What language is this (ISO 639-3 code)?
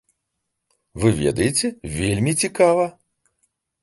bel